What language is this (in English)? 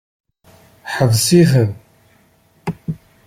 Kabyle